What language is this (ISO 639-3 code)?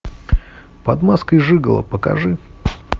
rus